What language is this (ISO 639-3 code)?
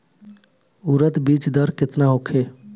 bho